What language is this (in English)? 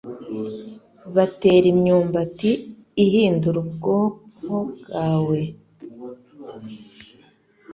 Kinyarwanda